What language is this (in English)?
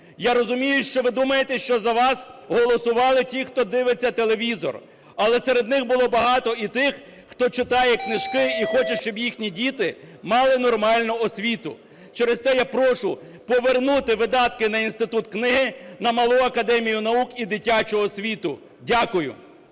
Ukrainian